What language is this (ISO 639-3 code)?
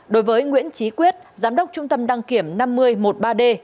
vie